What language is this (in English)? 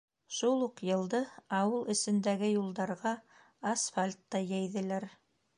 Bashkir